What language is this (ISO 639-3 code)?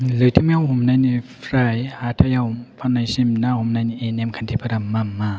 brx